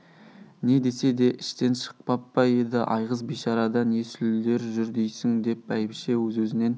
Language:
Kazakh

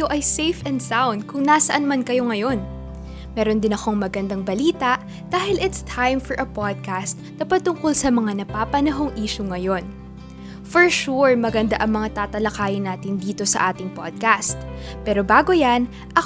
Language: Filipino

